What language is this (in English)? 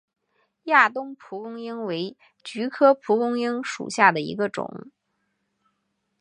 Chinese